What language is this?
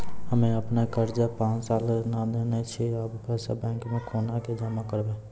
Maithili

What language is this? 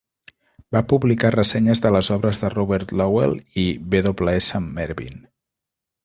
Catalan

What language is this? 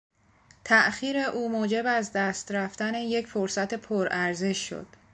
Persian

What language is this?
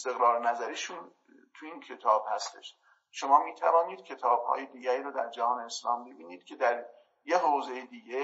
Persian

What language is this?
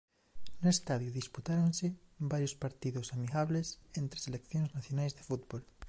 Galician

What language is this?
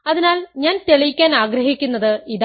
Malayalam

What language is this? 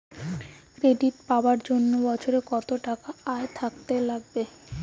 Bangla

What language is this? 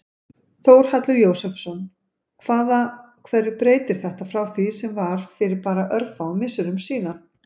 Icelandic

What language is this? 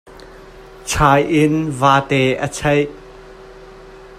Hakha Chin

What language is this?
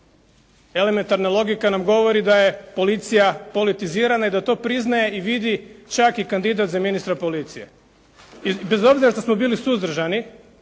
Croatian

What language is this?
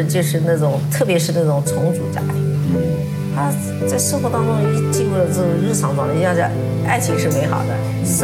Chinese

